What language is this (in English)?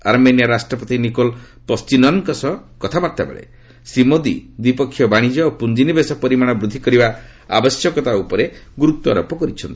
Odia